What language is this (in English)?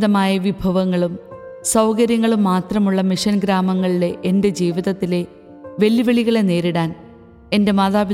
Malayalam